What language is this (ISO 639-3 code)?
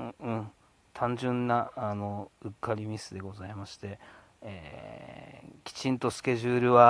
jpn